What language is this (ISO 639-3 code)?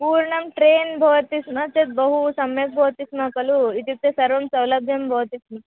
san